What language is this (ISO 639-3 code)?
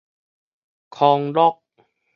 nan